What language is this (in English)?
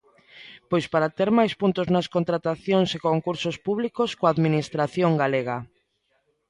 Galician